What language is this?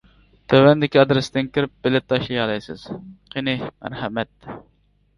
Uyghur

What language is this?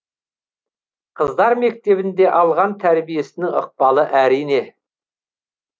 Kazakh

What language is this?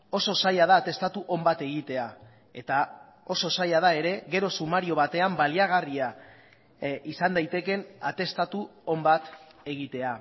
Basque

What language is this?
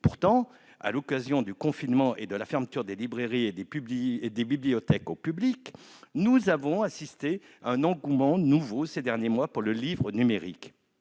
French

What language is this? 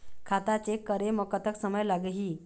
Chhattisgarhi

